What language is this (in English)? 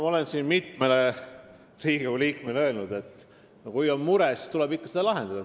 Estonian